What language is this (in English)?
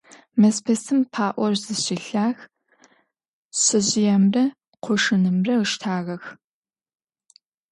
Adyghe